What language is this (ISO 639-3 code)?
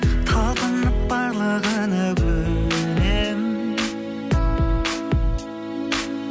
kaz